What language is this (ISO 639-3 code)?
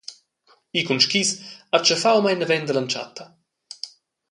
roh